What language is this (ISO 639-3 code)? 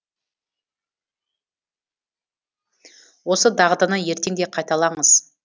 kaz